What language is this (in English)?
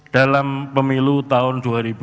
Indonesian